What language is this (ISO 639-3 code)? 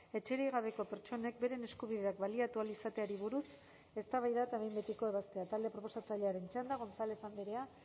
eus